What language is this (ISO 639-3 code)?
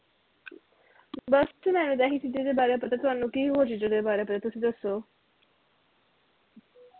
pan